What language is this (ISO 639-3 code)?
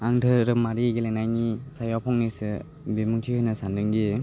brx